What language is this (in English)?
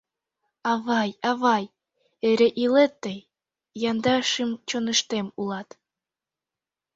Mari